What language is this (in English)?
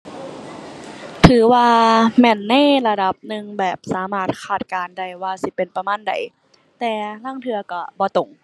Thai